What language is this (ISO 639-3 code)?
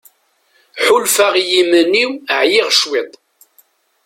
kab